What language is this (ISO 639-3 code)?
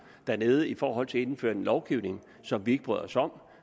dan